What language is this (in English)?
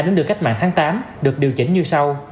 Vietnamese